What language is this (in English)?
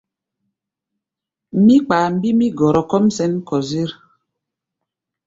Gbaya